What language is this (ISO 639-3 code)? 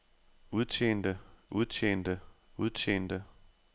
dan